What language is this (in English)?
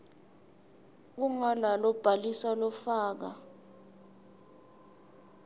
Swati